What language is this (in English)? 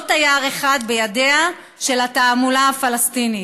Hebrew